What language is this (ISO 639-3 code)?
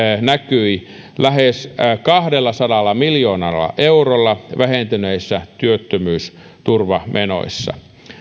fin